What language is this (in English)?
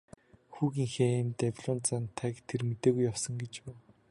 Mongolian